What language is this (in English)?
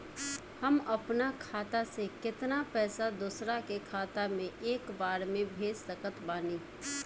Bhojpuri